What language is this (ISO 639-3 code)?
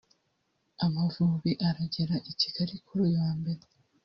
kin